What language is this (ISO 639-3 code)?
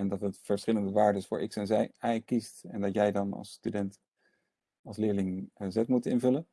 nld